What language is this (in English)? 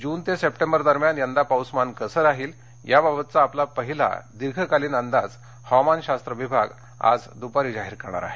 Marathi